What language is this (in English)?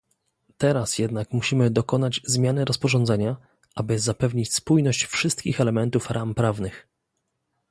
Polish